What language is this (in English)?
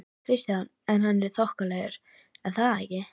Icelandic